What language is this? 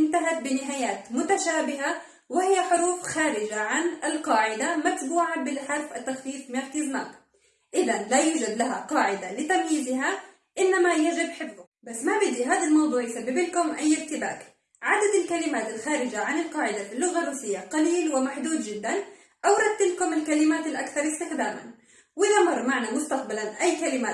Arabic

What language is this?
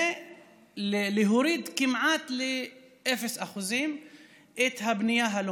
Hebrew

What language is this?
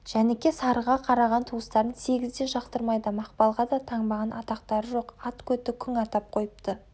Kazakh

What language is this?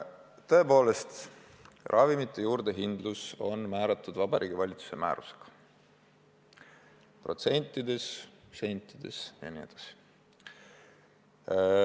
Estonian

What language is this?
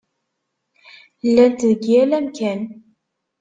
Kabyle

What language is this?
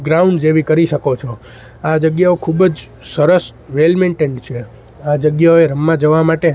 Gujarati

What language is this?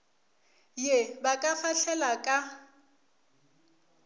Northern Sotho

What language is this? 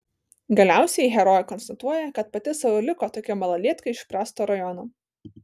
Lithuanian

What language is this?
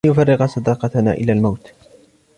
Arabic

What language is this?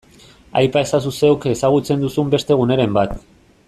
Basque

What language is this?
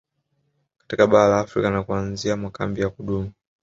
Swahili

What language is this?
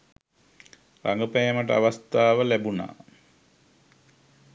Sinhala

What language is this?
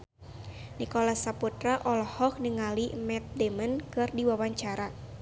Sundanese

